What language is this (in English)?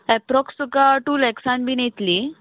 Konkani